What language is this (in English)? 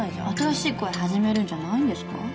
Japanese